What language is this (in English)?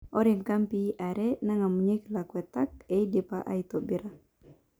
Masai